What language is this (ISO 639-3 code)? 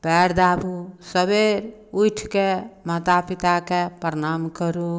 mai